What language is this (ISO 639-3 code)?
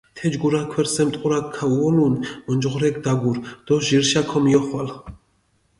xmf